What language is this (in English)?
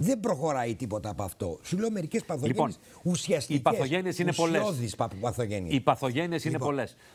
Greek